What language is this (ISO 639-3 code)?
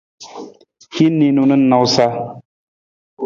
nmz